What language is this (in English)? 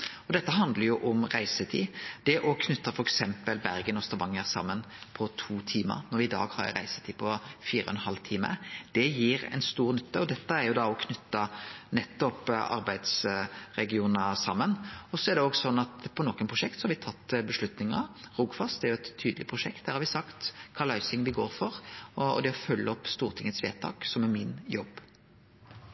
Norwegian Nynorsk